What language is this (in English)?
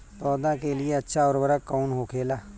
Bhojpuri